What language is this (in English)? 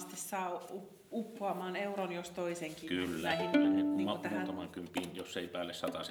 Finnish